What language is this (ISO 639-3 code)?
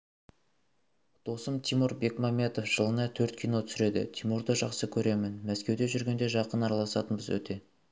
kaz